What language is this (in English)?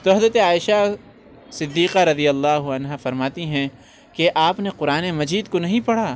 Urdu